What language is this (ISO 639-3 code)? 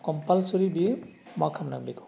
brx